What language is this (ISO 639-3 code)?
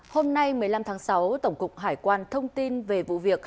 vie